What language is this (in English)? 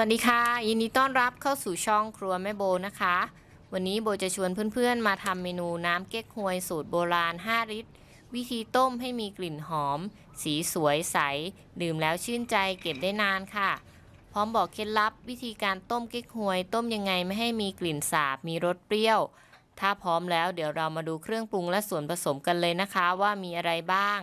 Thai